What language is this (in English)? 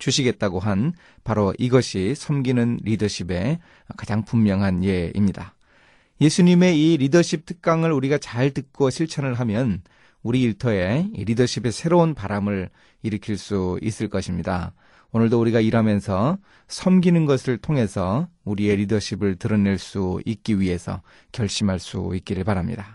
Korean